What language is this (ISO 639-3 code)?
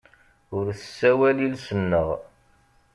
kab